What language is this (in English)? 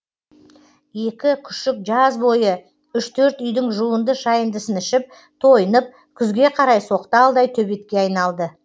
Kazakh